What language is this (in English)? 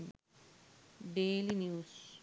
Sinhala